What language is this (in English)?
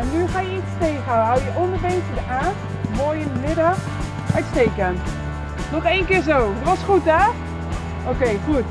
Dutch